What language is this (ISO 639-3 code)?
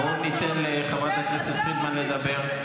heb